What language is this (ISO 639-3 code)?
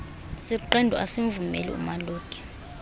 xho